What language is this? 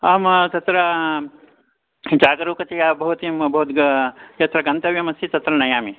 Sanskrit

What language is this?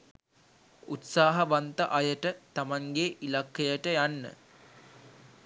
Sinhala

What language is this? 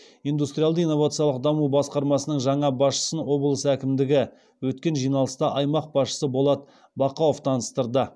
Kazakh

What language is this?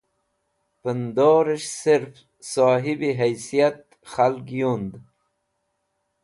Wakhi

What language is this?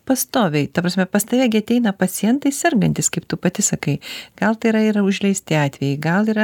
Lithuanian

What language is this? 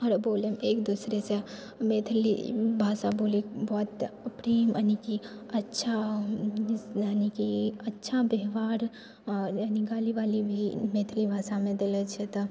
Maithili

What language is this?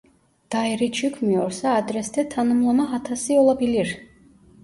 Turkish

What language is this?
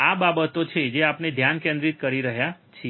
Gujarati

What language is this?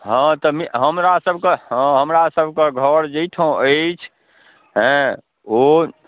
Maithili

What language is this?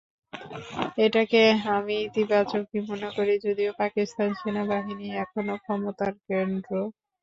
Bangla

